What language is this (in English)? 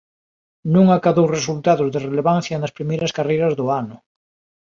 Galician